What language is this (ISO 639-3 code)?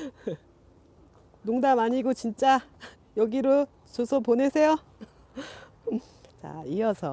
kor